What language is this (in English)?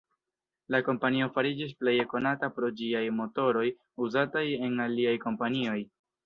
Esperanto